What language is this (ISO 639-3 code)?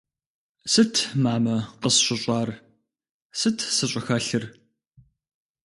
kbd